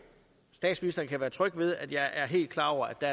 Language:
Danish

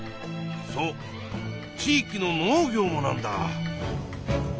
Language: Japanese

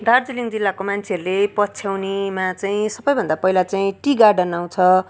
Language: Nepali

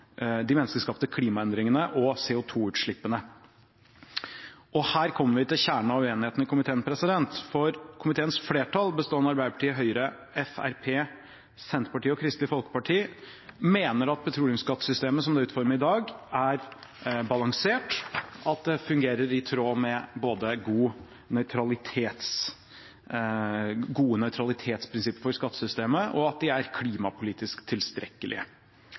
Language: Norwegian Bokmål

